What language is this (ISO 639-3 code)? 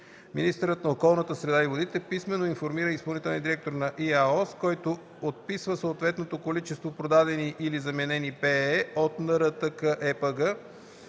bul